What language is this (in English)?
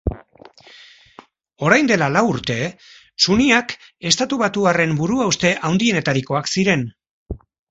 Basque